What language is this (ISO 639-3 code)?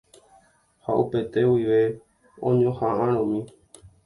grn